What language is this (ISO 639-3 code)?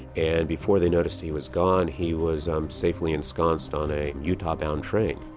eng